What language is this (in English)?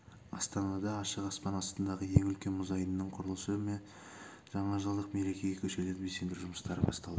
Kazakh